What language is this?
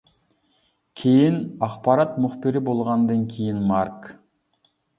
Uyghur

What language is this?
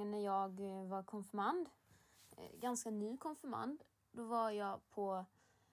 Swedish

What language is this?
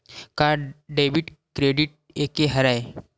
Chhattisgarhi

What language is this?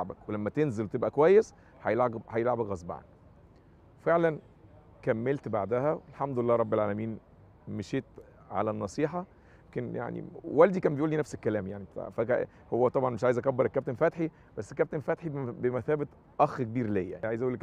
Arabic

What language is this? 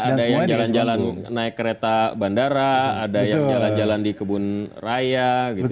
Indonesian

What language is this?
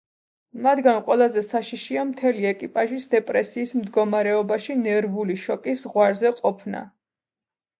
Georgian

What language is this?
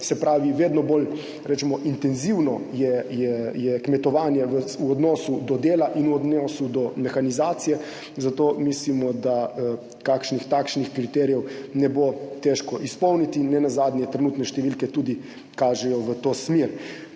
Slovenian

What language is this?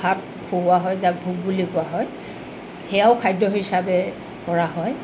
Assamese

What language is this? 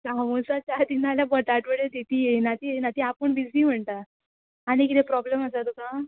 Konkani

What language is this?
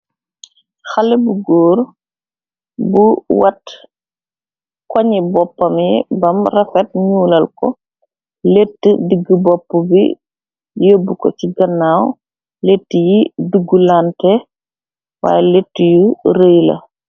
Wolof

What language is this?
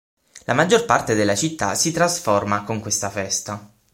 Italian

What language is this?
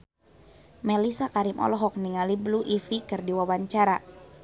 Sundanese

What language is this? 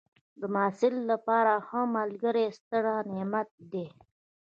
Pashto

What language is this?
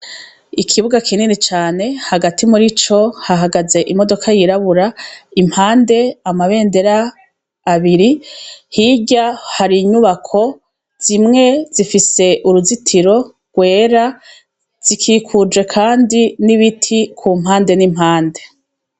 Rundi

